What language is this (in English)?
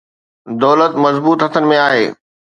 Sindhi